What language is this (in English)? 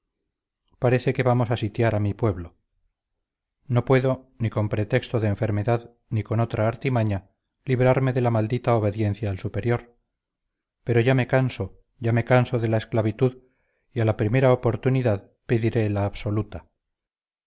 Spanish